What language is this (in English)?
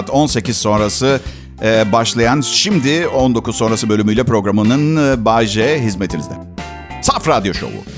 Turkish